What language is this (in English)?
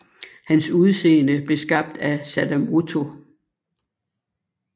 Danish